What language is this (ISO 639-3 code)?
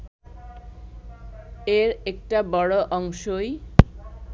ben